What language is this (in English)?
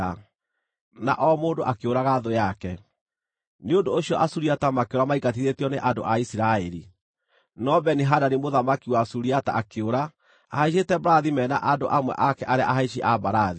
Kikuyu